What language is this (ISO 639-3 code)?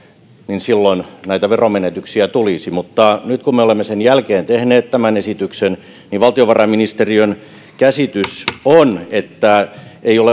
fin